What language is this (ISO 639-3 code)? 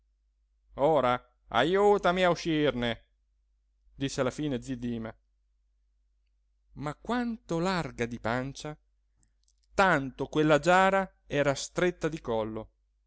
ita